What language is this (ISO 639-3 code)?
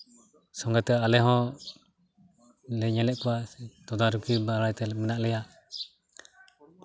sat